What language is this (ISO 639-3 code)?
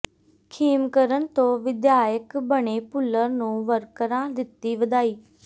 pan